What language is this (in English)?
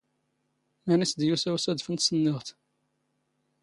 Standard Moroccan Tamazight